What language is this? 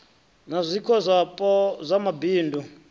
Venda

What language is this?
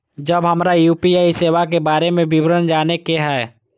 Maithili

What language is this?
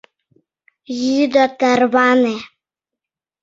Mari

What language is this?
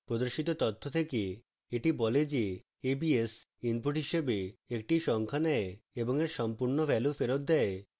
Bangla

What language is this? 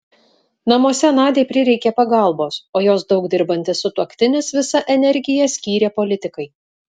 Lithuanian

